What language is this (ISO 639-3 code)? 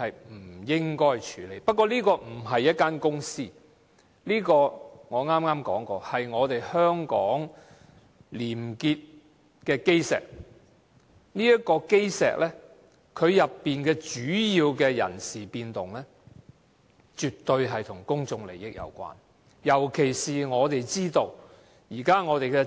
yue